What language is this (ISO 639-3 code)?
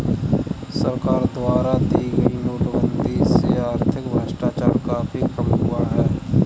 hin